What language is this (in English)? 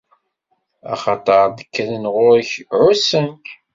Kabyle